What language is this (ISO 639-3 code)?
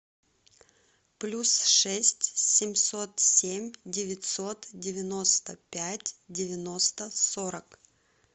rus